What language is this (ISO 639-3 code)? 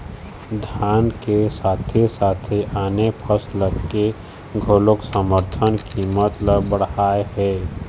hne